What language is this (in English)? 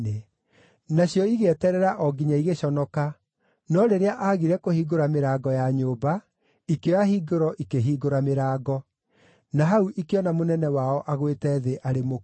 Kikuyu